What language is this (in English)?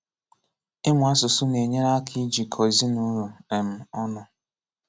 Igbo